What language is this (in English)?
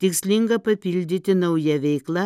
Lithuanian